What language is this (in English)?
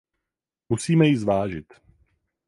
Czech